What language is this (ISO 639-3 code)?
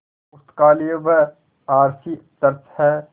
hin